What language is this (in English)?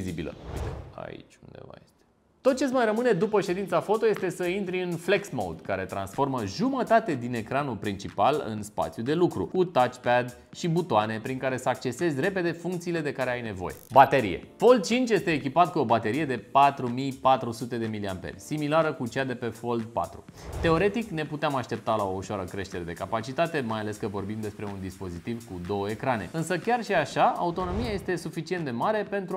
Romanian